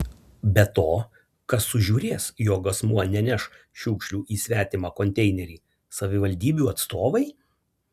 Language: Lithuanian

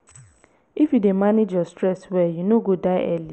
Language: Nigerian Pidgin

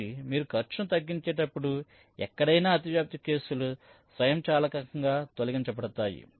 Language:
Telugu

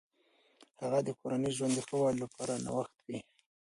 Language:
Pashto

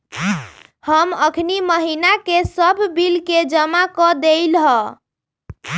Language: Magahi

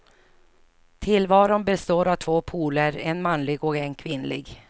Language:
Swedish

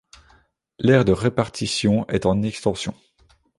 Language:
French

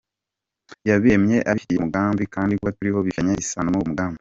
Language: Kinyarwanda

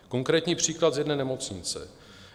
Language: Czech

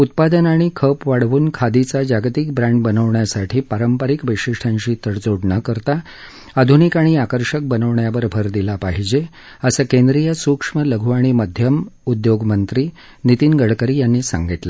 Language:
Marathi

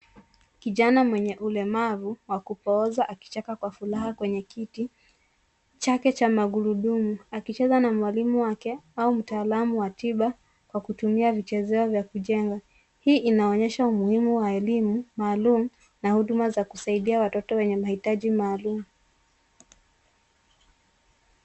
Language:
Swahili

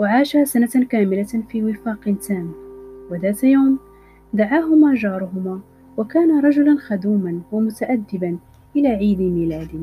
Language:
Arabic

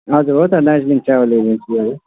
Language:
Nepali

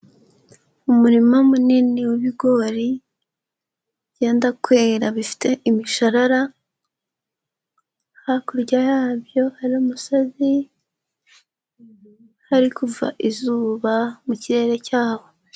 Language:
Kinyarwanda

